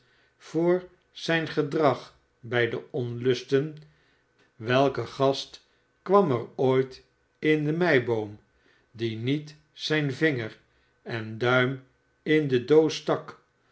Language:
Dutch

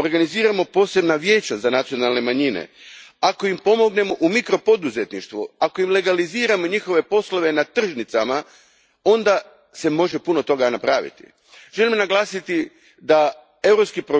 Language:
Croatian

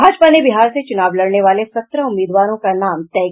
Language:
Hindi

